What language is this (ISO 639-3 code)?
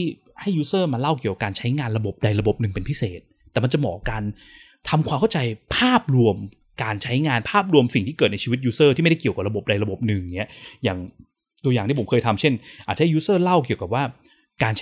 tha